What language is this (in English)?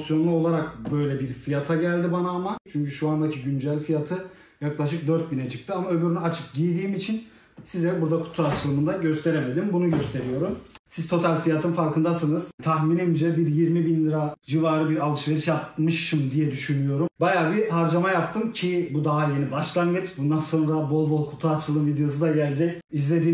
Turkish